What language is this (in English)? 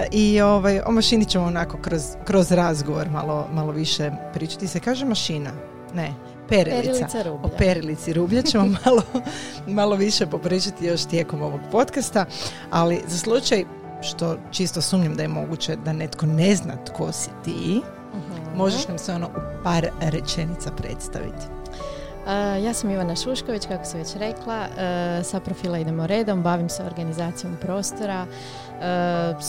Croatian